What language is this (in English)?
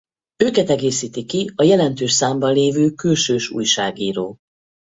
Hungarian